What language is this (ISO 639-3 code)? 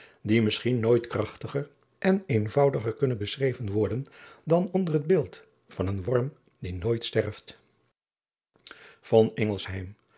nld